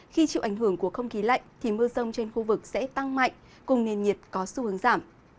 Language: Vietnamese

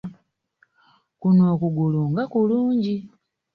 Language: Ganda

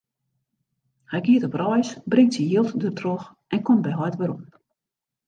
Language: Western Frisian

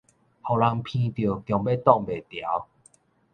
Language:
Min Nan Chinese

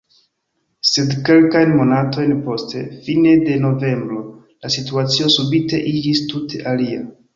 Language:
Esperanto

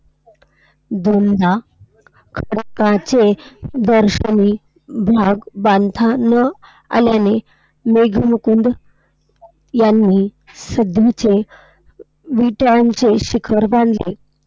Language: Marathi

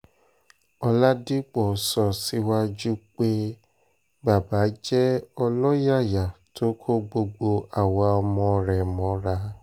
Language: Yoruba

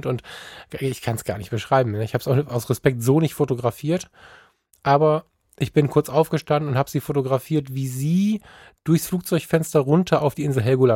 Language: German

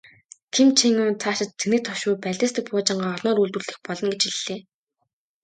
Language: Mongolian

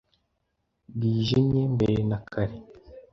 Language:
Kinyarwanda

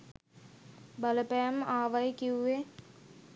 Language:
Sinhala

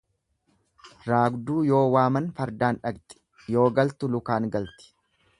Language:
Oromo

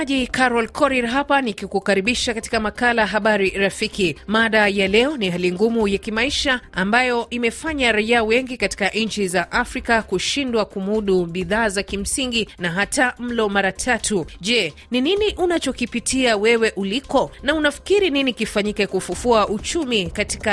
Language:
Swahili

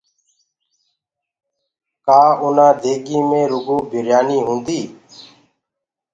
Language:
Gurgula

